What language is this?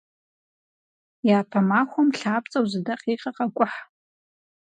Kabardian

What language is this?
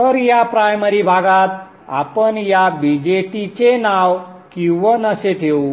Marathi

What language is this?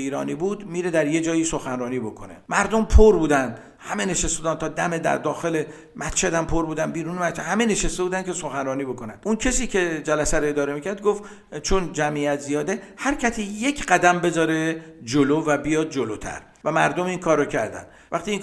Persian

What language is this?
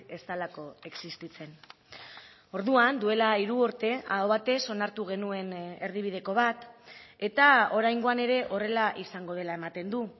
Basque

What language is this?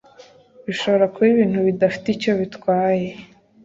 Kinyarwanda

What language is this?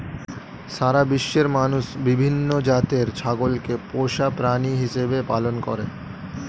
Bangla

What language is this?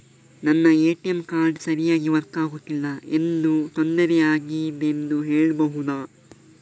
Kannada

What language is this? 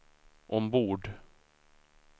Swedish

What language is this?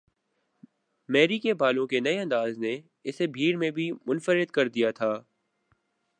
Urdu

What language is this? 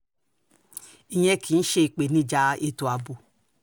Yoruba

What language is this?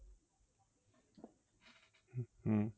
Bangla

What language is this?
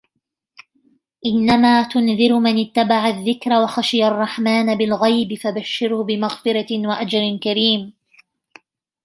Arabic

